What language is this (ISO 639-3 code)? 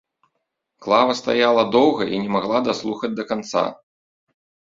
bel